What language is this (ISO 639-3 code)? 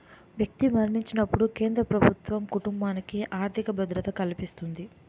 tel